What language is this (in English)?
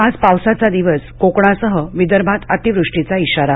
Marathi